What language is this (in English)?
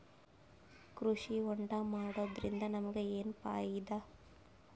Kannada